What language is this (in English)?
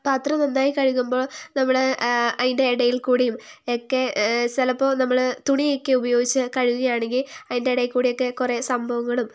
Malayalam